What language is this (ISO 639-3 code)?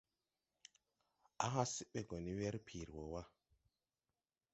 tui